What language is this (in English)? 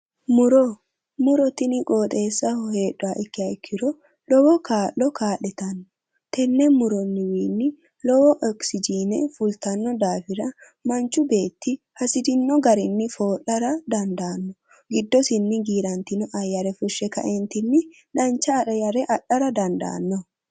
Sidamo